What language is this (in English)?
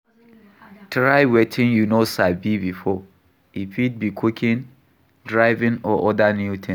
Nigerian Pidgin